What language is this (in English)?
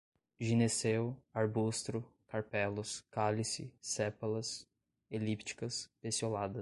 Portuguese